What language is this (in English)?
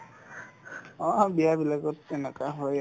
Assamese